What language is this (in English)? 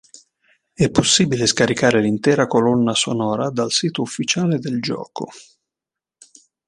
Italian